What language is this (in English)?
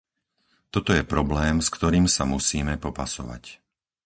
Slovak